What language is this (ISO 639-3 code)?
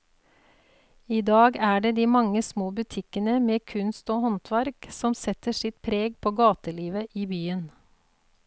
nor